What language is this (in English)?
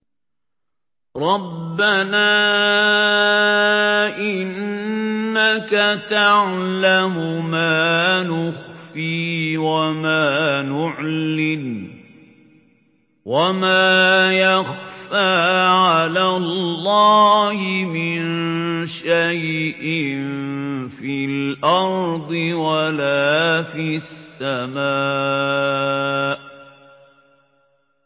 Arabic